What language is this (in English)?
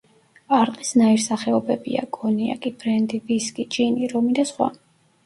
Georgian